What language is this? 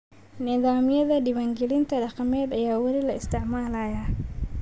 Somali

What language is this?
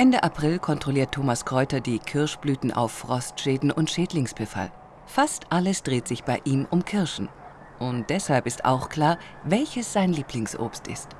German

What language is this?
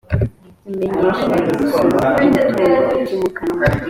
Kinyarwanda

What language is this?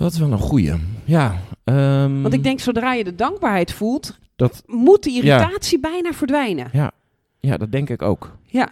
Dutch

